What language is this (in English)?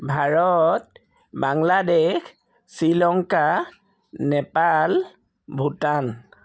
Assamese